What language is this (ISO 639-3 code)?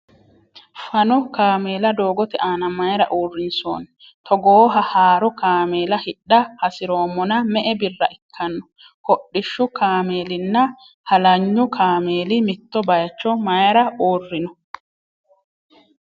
sid